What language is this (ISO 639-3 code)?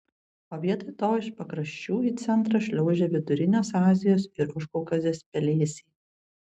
lit